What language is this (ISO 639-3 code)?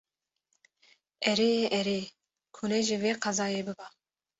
kur